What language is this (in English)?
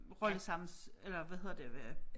Danish